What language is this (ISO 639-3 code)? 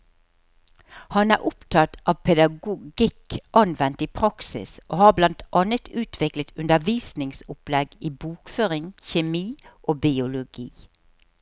nor